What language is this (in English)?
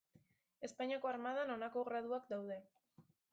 Basque